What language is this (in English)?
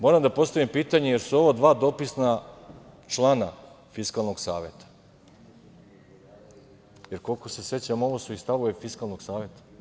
Serbian